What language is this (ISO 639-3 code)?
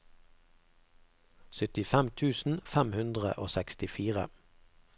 nor